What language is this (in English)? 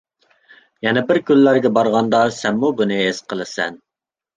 Uyghur